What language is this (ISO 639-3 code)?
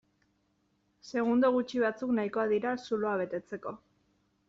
eus